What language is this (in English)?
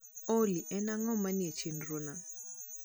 Luo (Kenya and Tanzania)